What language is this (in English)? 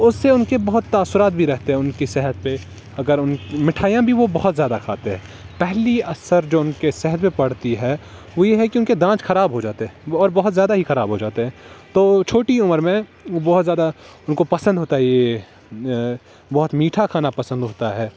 Urdu